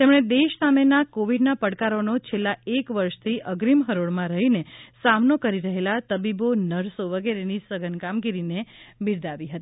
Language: Gujarati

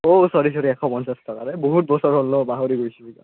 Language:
Assamese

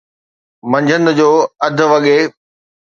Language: Sindhi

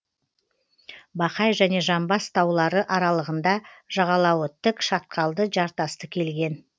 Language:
Kazakh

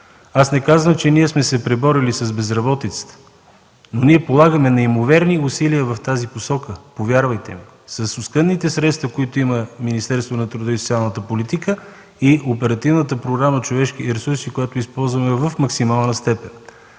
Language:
Bulgarian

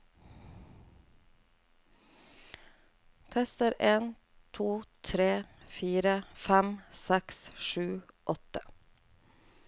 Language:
Norwegian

